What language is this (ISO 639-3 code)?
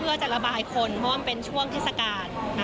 tha